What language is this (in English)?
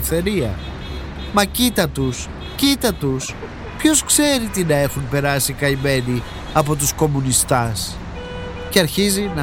Greek